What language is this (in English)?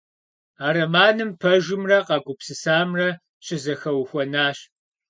Kabardian